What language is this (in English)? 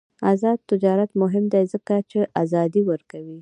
Pashto